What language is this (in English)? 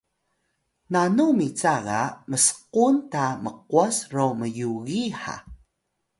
Atayal